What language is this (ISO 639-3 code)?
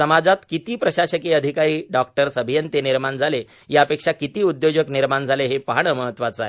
mar